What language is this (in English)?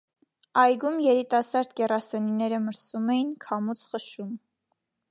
Armenian